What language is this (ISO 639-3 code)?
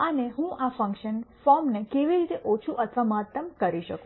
guj